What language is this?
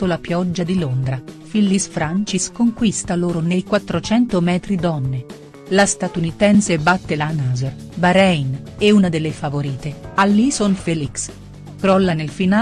Italian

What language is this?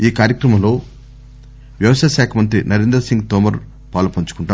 Telugu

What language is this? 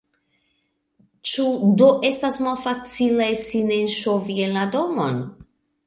Esperanto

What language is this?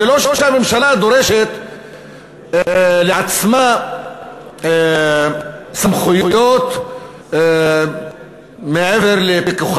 Hebrew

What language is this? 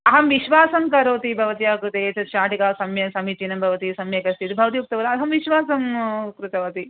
Sanskrit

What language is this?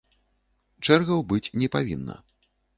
Belarusian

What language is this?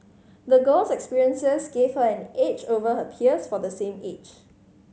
English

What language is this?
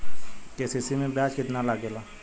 Bhojpuri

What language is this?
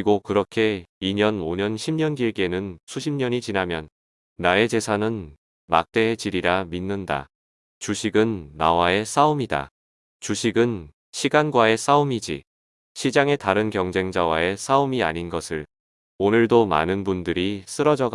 Korean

